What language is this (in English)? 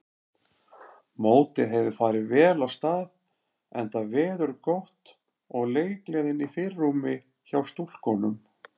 Icelandic